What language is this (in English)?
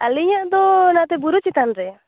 Santali